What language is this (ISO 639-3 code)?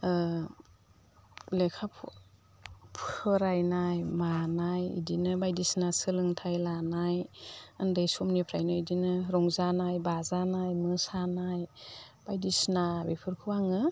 brx